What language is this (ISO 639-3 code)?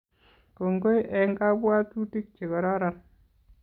kln